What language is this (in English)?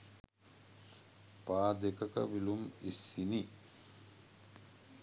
Sinhala